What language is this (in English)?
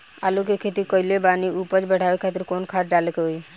Bhojpuri